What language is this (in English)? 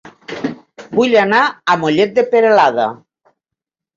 Catalan